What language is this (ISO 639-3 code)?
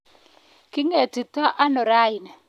kln